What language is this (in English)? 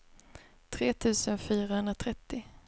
Swedish